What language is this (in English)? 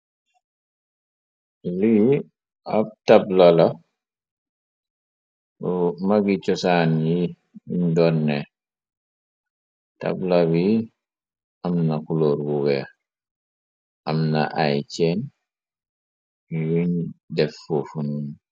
Wolof